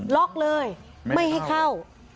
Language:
Thai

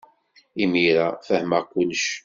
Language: Kabyle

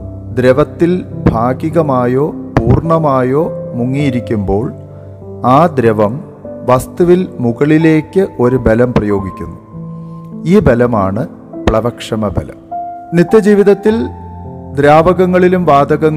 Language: Malayalam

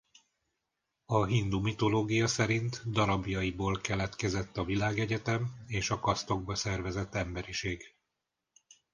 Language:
Hungarian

